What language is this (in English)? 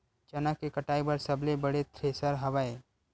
Chhattisgarhi